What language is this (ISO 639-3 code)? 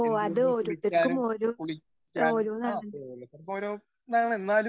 mal